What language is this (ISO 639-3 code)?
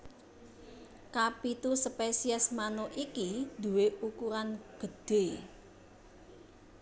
jav